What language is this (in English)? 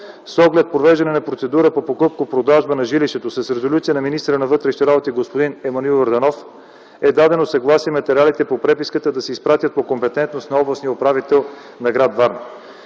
Bulgarian